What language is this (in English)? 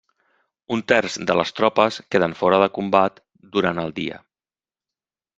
Catalan